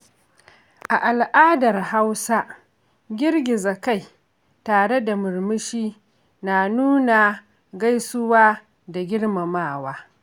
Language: Hausa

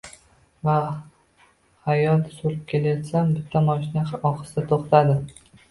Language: Uzbek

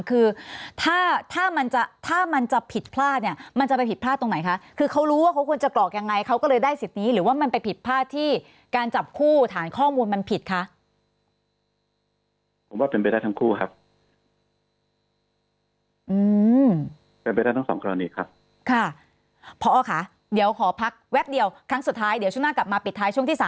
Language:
Thai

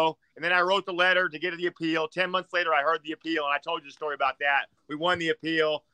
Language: English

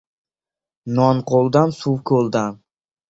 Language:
Uzbek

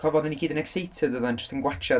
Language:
Welsh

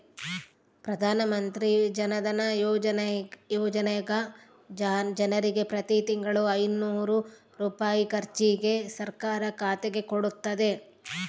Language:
Kannada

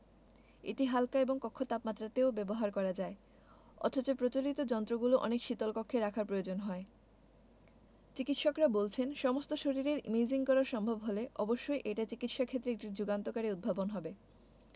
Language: Bangla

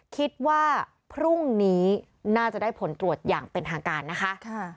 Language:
Thai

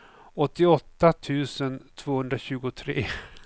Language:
Swedish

